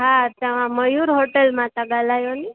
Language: Sindhi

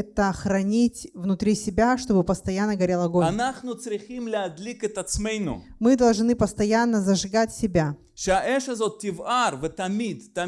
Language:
Russian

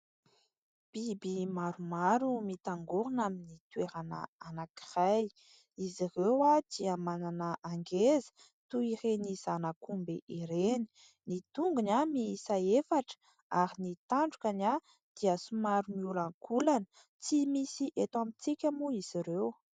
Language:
Malagasy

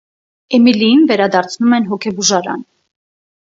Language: Armenian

